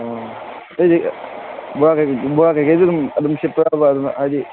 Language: Manipuri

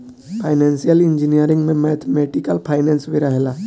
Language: Bhojpuri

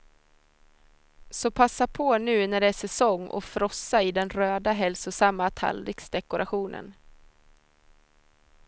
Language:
Swedish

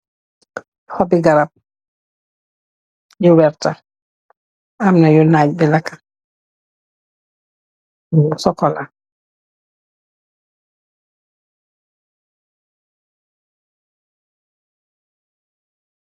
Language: Wolof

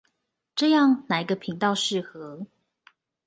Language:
Chinese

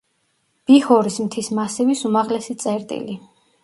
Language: Georgian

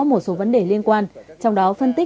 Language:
Vietnamese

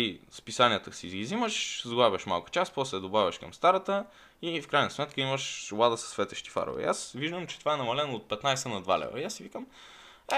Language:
Bulgarian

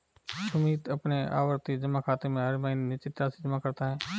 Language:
Hindi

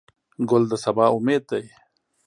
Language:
Pashto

